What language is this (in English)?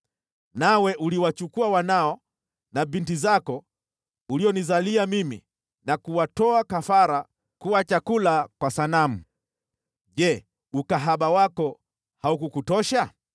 Swahili